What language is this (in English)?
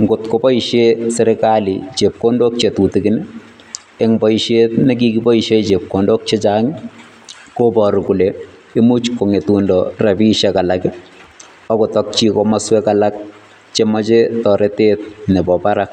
Kalenjin